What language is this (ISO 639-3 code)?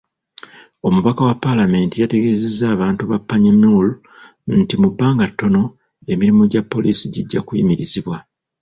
lug